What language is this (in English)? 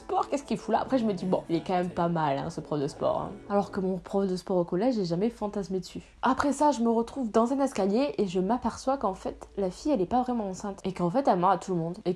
French